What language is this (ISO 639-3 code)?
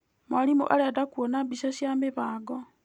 kik